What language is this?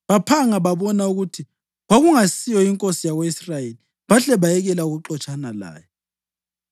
North Ndebele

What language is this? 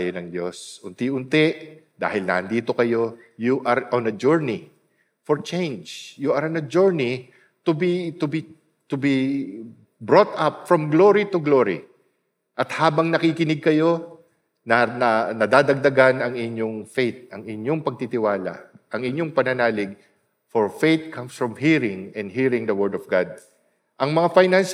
Filipino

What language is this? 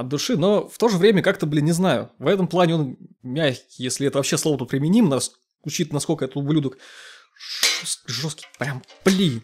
Russian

